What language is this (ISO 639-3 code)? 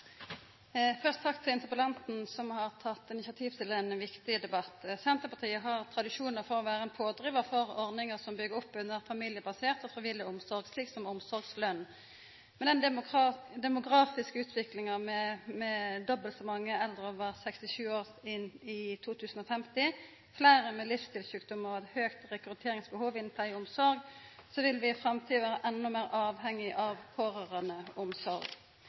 nor